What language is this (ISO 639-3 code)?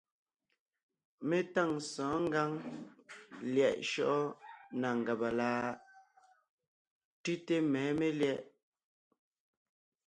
nnh